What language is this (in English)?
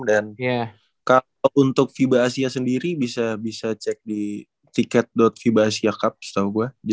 Indonesian